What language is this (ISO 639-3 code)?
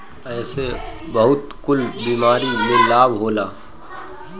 bho